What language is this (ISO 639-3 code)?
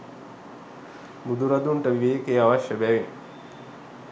sin